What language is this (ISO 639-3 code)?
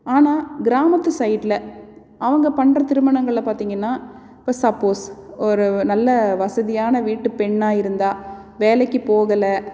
tam